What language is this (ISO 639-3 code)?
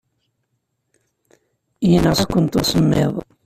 kab